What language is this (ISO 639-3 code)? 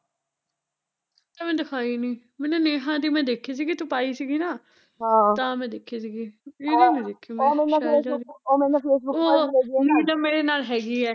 pan